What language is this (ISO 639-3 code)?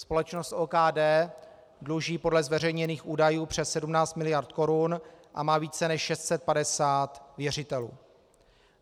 ces